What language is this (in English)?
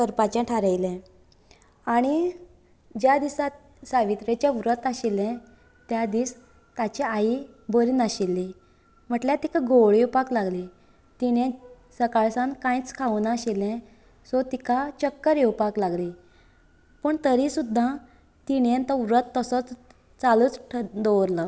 Konkani